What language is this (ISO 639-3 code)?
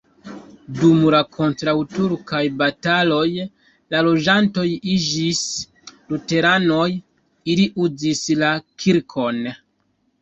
epo